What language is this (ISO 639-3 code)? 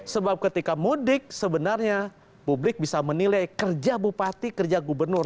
ind